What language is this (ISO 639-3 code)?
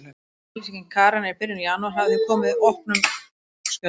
isl